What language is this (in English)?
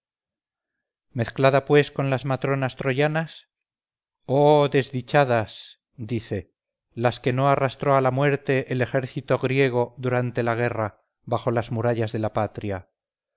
Spanish